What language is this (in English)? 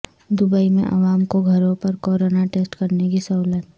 Urdu